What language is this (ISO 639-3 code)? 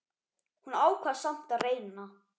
isl